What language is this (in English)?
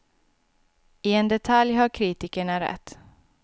Swedish